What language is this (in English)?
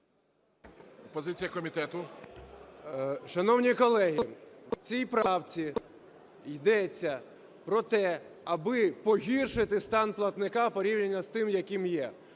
Ukrainian